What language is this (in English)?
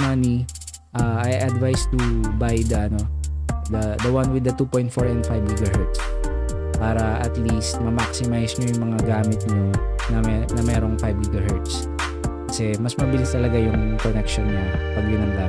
Filipino